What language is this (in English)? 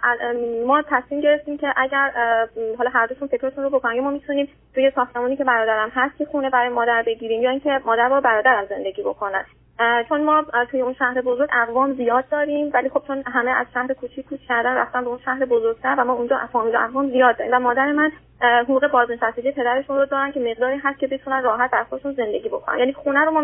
Persian